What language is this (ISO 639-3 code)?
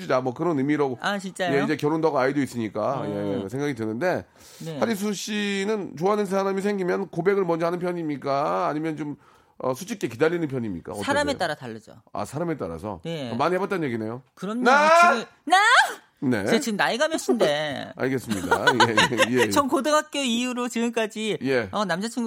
kor